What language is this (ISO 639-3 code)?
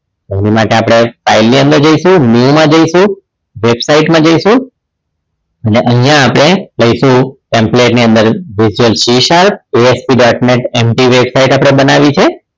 guj